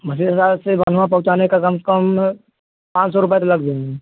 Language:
Hindi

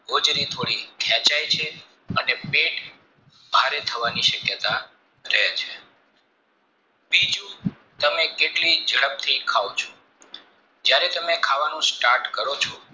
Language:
Gujarati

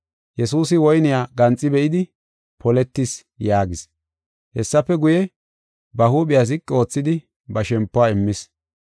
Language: Gofa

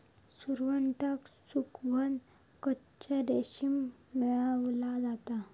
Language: Marathi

